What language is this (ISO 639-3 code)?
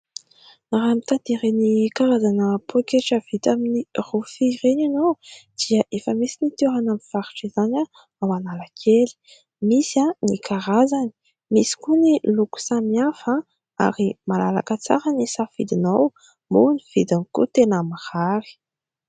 mlg